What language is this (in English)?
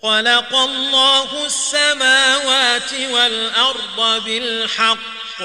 Arabic